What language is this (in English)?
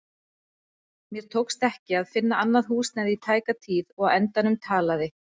Icelandic